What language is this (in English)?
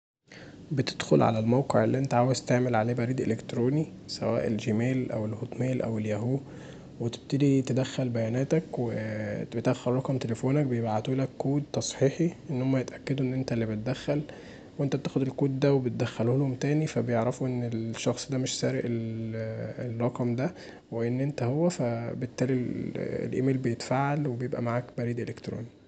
Egyptian Arabic